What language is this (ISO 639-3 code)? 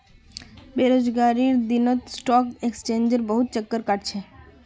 mag